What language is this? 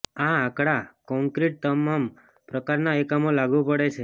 Gujarati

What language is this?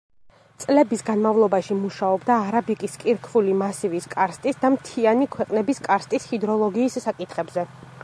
Georgian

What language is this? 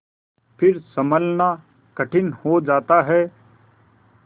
Hindi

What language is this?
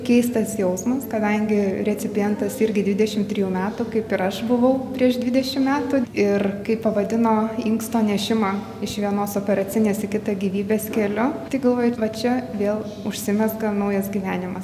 Lithuanian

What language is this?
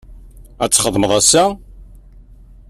Kabyle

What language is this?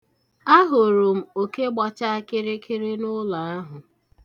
Igbo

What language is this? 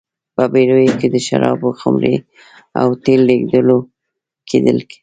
Pashto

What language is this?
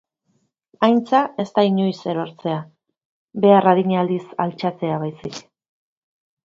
Basque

